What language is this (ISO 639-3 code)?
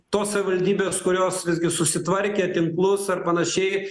lit